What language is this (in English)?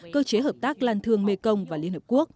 Vietnamese